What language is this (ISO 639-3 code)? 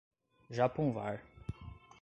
por